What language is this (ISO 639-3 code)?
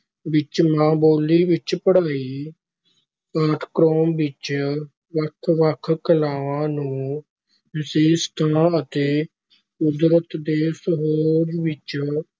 pan